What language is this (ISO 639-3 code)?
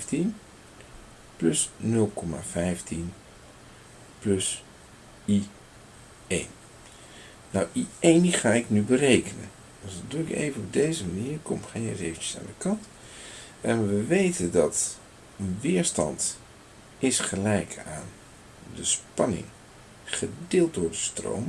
nld